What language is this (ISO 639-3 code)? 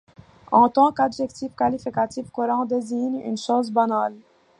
fra